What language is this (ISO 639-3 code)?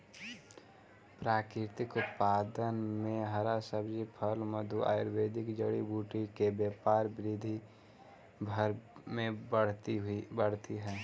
mag